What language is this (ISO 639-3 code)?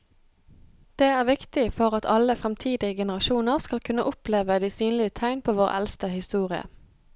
nor